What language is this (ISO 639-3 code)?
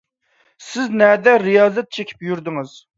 uig